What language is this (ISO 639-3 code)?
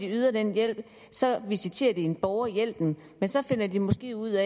dan